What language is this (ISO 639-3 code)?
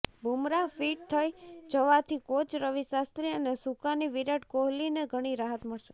guj